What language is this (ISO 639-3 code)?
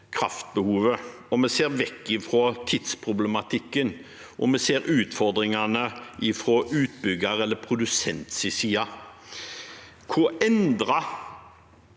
nor